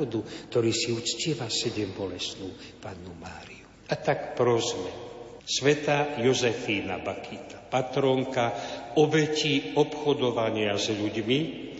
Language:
Slovak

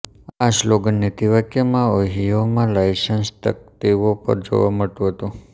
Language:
Gujarati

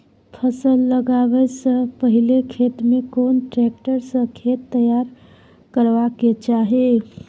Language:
Maithili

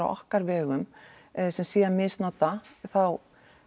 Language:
Icelandic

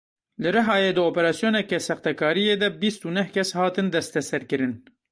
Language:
Kurdish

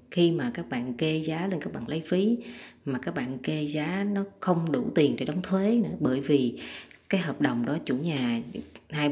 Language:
Vietnamese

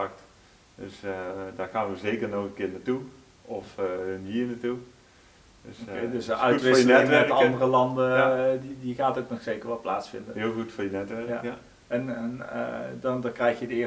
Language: Dutch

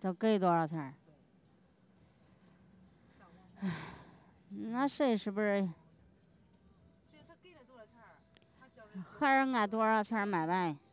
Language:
Chinese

